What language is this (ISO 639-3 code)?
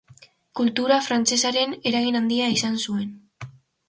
eus